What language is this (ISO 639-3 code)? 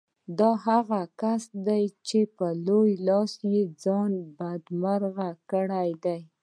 pus